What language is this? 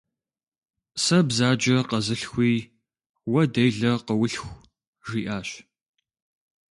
Kabardian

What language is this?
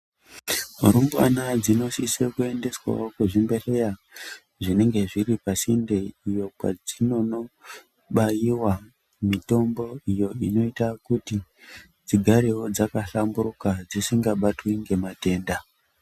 Ndau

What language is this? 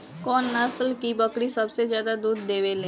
Bhojpuri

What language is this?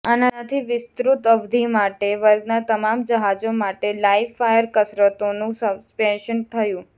Gujarati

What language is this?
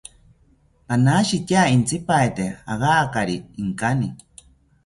South Ucayali Ashéninka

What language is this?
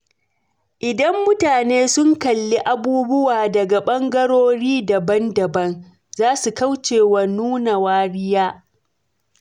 Hausa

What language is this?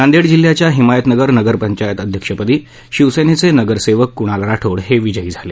Marathi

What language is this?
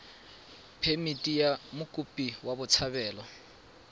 Tswana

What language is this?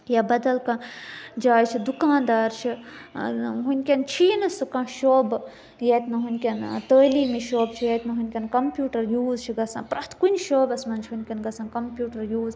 Kashmiri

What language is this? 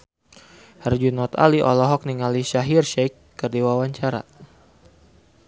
Sundanese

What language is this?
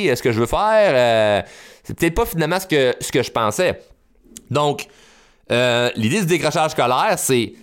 French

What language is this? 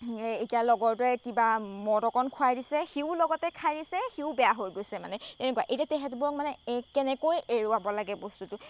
Assamese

